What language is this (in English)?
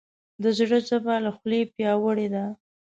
Pashto